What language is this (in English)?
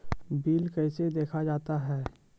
Maithili